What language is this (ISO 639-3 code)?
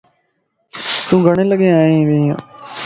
lss